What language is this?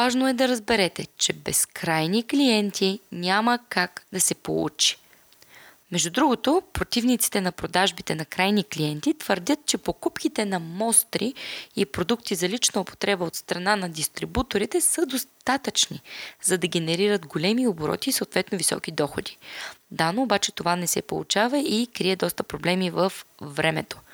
Bulgarian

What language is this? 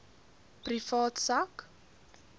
Afrikaans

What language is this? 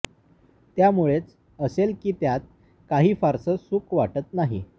Marathi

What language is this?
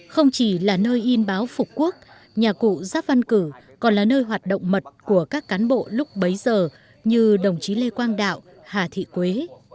Vietnamese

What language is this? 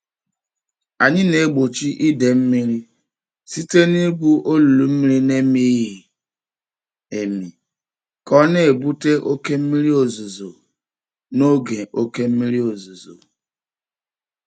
Igbo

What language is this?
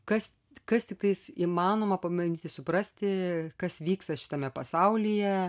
Lithuanian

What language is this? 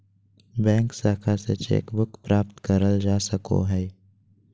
Magahi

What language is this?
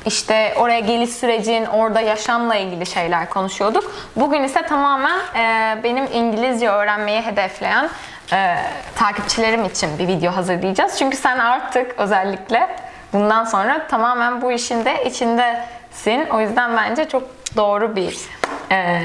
Turkish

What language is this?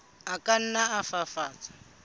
Southern Sotho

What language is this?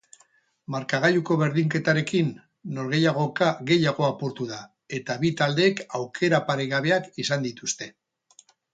Basque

